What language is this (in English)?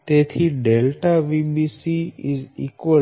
Gujarati